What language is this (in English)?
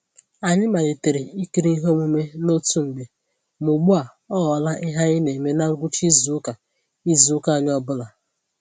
Igbo